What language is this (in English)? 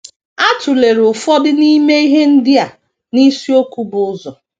Igbo